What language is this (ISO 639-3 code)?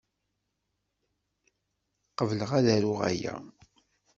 kab